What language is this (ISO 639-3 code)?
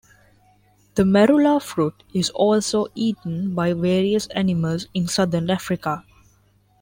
eng